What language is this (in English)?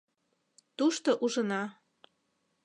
Mari